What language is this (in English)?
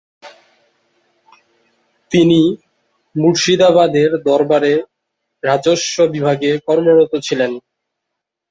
Bangla